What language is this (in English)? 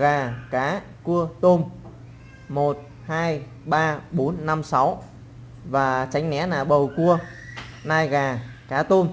Vietnamese